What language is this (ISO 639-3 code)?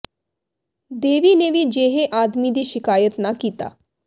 pan